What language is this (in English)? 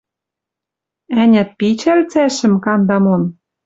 Western Mari